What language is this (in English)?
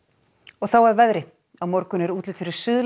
Icelandic